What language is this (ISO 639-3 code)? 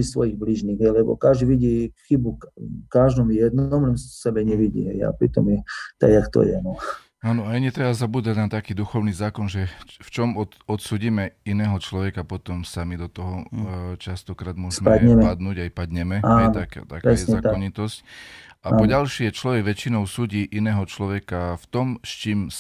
slk